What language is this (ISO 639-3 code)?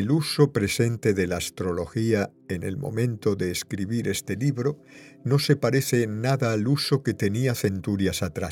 spa